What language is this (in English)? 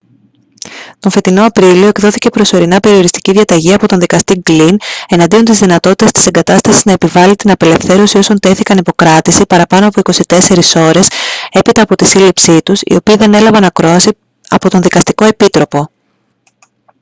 Greek